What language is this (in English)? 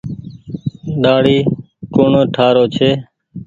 Goaria